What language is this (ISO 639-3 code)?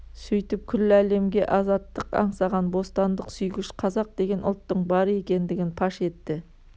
kaz